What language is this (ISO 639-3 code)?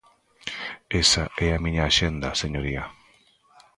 glg